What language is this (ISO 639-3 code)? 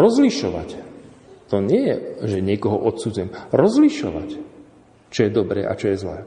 slk